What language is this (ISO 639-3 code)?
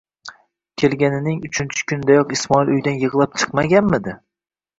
uzb